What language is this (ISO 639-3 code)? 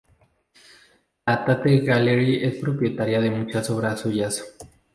spa